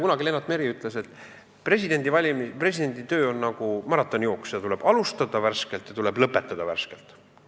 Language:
Estonian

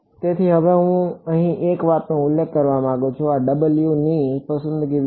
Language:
Gujarati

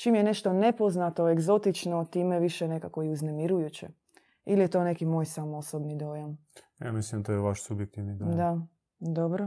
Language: Croatian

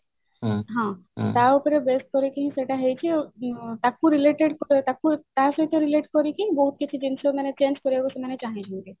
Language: Odia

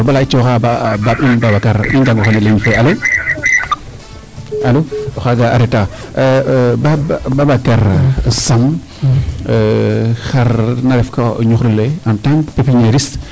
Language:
Serer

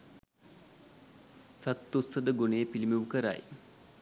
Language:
Sinhala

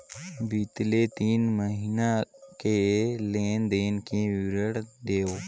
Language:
Chhattisgarhi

